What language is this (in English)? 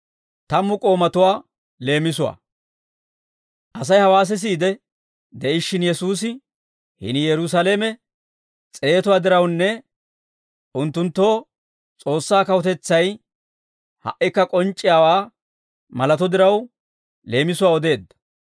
Dawro